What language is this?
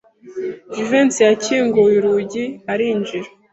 Kinyarwanda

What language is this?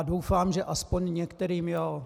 Czech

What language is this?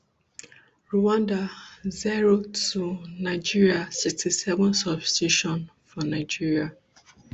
Nigerian Pidgin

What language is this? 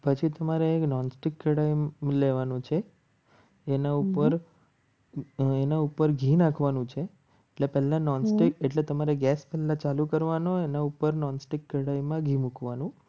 Gujarati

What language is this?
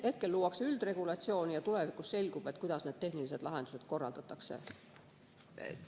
Estonian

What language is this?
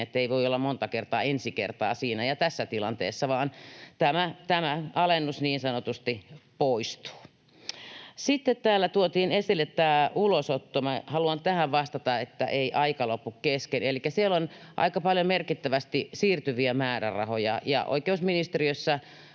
Finnish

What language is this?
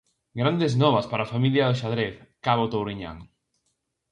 Galician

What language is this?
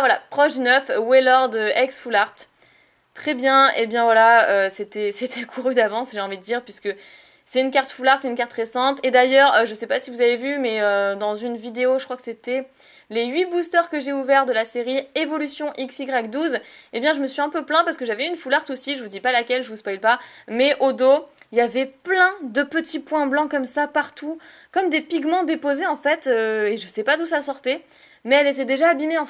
French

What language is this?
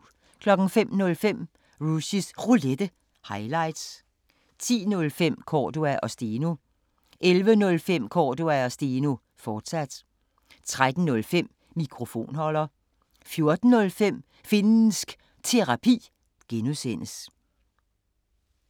Danish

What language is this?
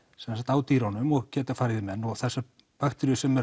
Icelandic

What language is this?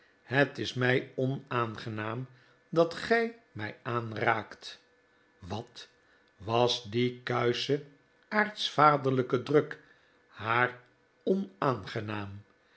Dutch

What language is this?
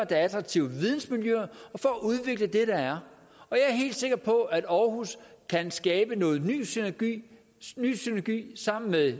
Danish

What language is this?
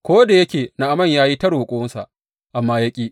Hausa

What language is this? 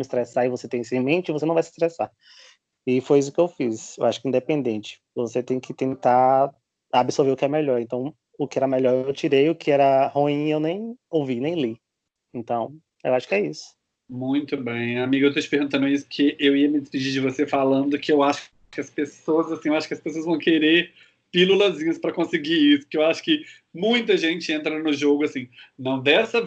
Portuguese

